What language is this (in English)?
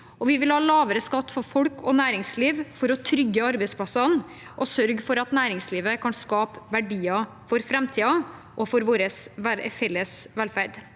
Norwegian